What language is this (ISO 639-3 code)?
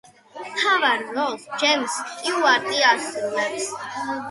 kat